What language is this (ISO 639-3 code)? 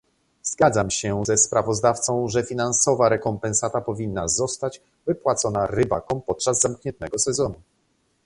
pol